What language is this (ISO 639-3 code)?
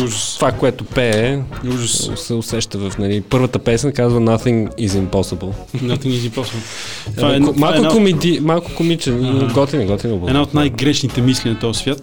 bul